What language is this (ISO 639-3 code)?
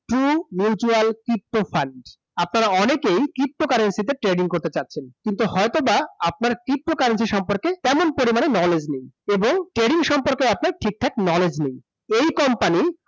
ben